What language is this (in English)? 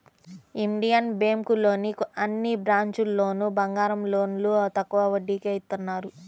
Telugu